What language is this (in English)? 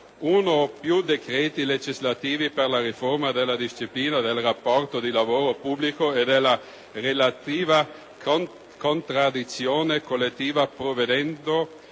Italian